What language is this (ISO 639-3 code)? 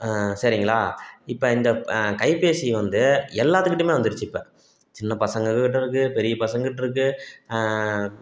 tam